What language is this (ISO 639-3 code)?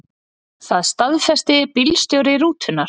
isl